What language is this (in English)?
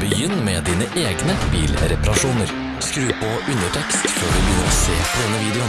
Dutch